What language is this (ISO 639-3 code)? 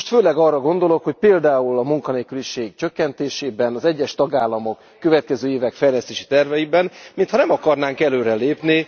hun